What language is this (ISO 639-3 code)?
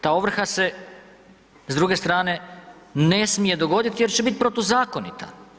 hrv